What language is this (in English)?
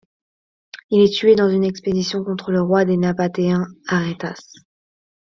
French